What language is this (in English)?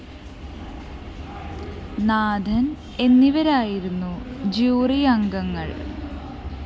Malayalam